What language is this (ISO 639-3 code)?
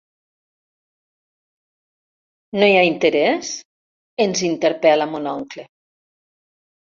cat